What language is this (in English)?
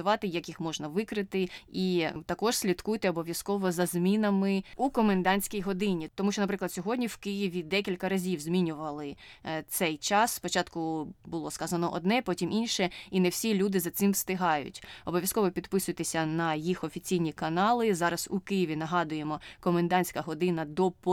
Ukrainian